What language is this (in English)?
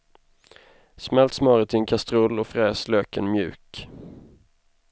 Swedish